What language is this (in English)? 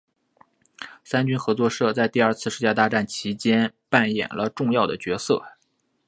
Chinese